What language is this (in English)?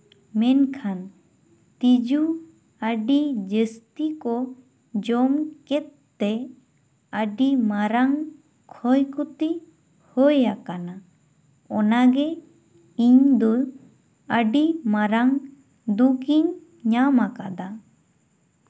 Santali